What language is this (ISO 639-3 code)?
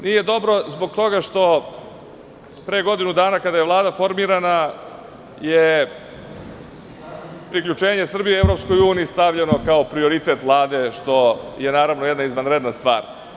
srp